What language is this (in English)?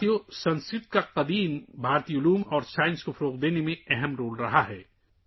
Urdu